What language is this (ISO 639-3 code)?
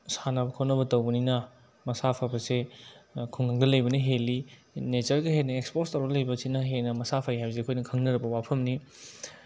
mni